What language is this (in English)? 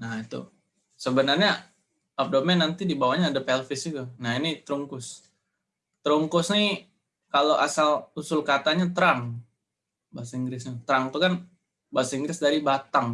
Indonesian